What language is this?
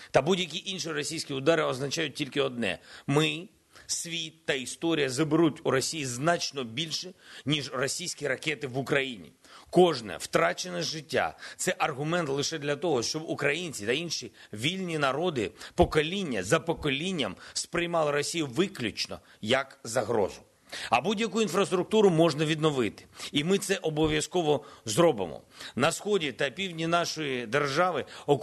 Ukrainian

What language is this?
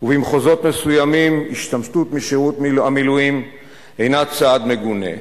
Hebrew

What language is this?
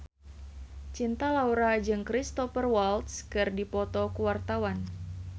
Sundanese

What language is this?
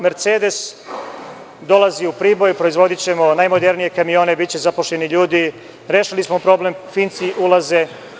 Serbian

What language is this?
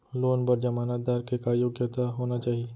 Chhattisgarhi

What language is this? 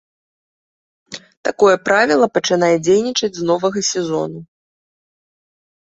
Belarusian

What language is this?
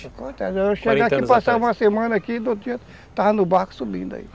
Portuguese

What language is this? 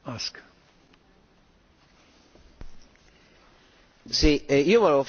Italian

